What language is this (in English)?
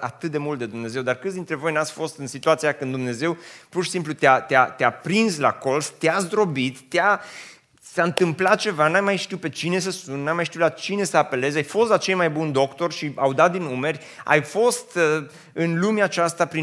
Romanian